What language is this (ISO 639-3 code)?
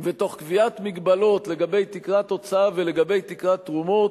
heb